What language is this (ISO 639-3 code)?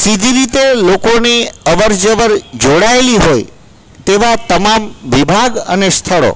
guj